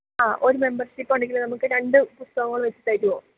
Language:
Malayalam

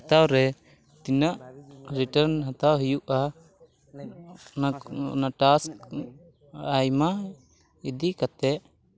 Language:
Santali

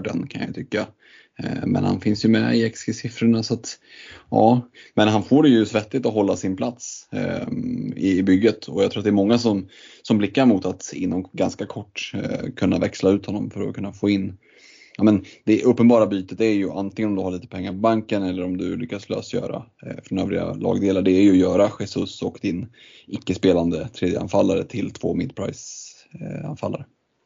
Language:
Swedish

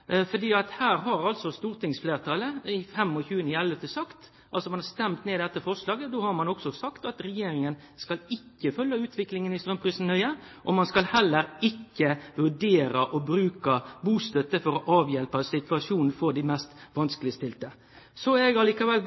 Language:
Norwegian Nynorsk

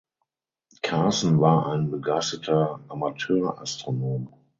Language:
German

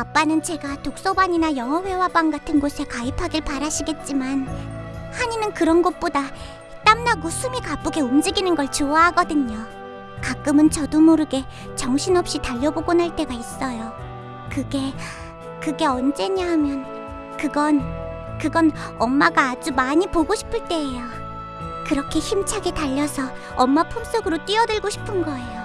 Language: Korean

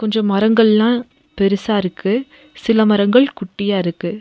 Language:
Tamil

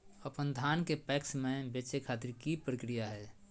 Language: Magahi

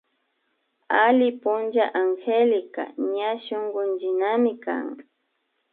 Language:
Imbabura Highland Quichua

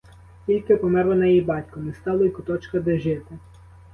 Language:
Ukrainian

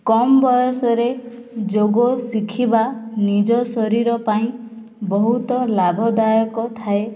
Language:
Odia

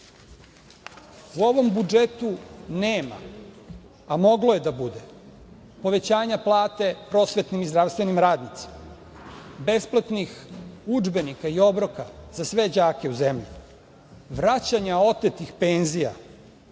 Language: Serbian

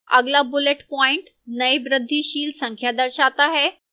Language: Hindi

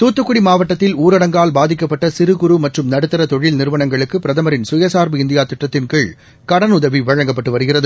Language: Tamil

